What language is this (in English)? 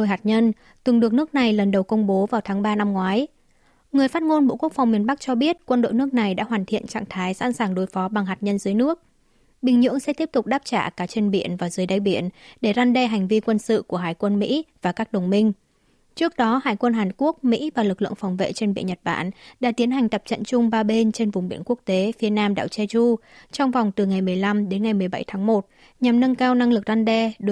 Vietnamese